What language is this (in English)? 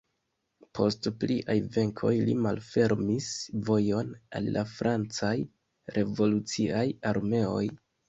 Esperanto